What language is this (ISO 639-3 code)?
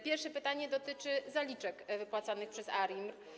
pol